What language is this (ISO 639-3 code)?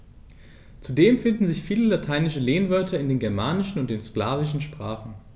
deu